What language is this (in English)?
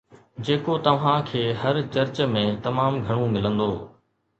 Sindhi